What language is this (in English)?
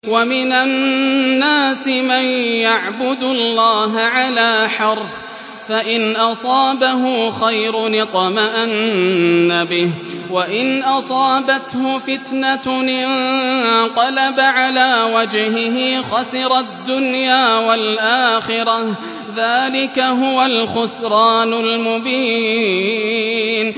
Arabic